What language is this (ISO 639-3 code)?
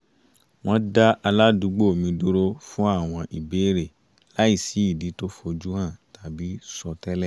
yor